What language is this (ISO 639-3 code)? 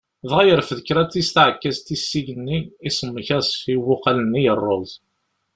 kab